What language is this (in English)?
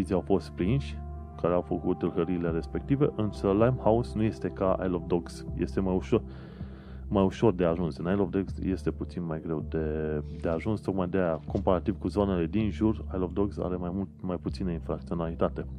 Romanian